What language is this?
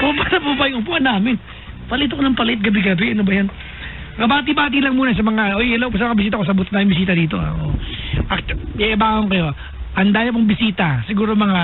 Filipino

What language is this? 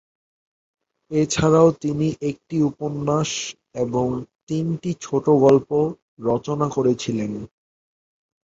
Bangla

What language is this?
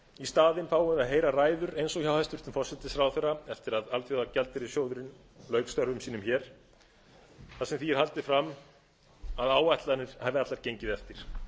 Icelandic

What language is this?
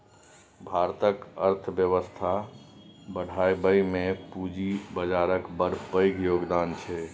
Maithili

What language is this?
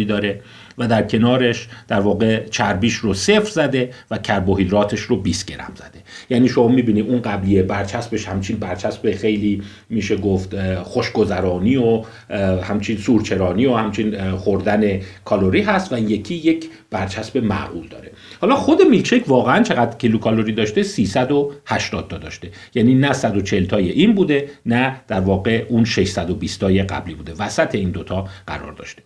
Persian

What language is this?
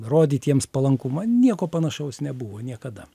Lithuanian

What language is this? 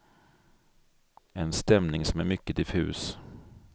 Swedish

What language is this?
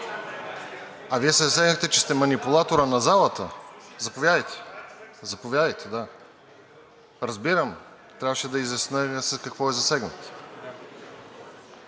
Bulgarian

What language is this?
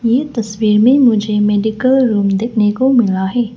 Hindi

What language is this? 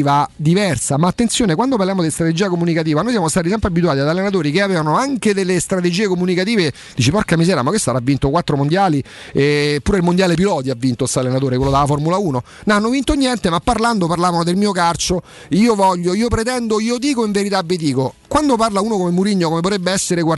Italian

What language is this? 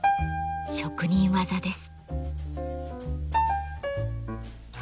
Japanese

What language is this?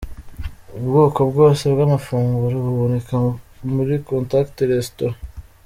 Kinyarwanda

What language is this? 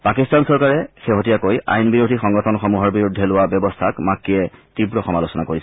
Assamese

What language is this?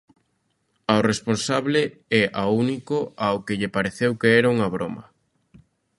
Galician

